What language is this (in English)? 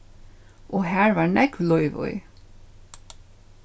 Faroese